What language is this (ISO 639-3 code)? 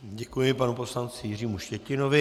ces